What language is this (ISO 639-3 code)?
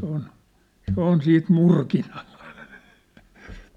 fin